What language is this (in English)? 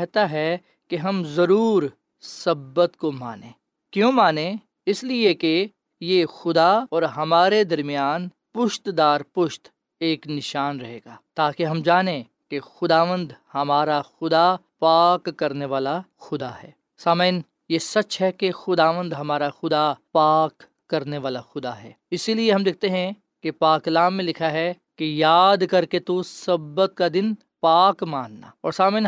Urdu